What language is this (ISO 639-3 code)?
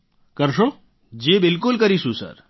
guj